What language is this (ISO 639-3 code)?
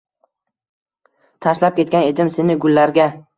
uzb